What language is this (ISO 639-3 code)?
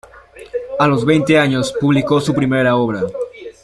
spa